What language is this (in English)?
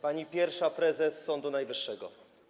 Polish